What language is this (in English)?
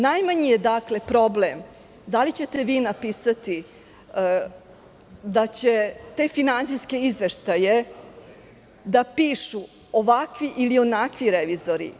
Serbian